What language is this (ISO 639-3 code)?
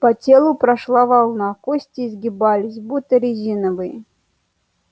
rus